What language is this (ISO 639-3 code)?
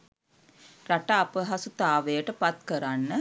sin